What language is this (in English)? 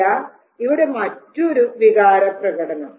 Malayalam